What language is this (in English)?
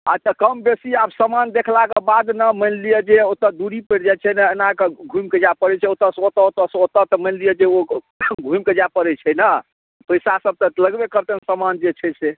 Maithili